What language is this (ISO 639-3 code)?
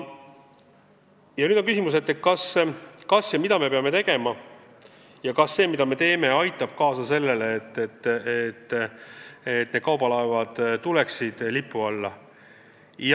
est